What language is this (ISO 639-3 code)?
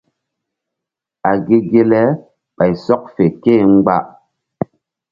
mdd